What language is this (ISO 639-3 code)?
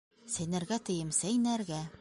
bak